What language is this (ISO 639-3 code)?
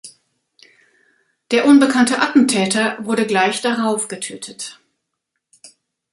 deu